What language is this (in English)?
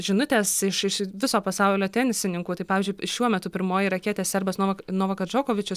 Lithuanian